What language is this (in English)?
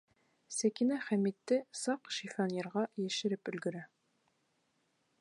Bashkir